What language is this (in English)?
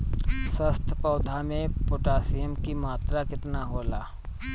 Bhojpuri